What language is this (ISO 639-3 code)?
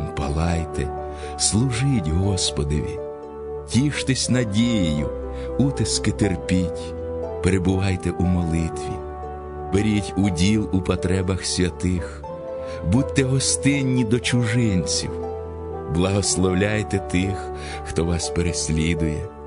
ukr